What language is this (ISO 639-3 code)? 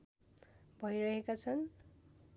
nep